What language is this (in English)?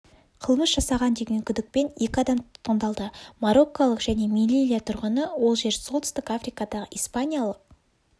Kazakh